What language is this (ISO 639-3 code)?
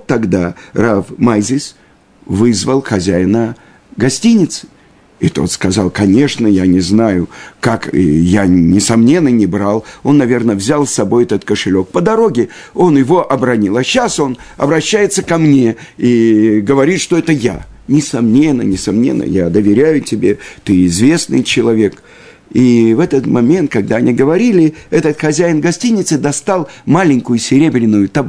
rus